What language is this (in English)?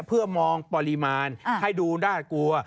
Thai